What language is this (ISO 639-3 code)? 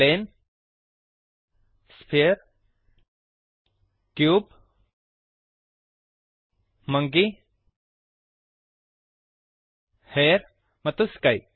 kan